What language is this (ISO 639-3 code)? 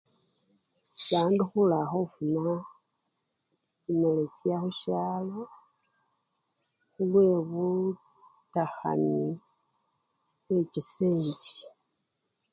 luy